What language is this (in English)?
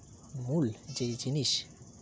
Santali